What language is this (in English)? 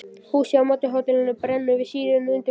Icelandic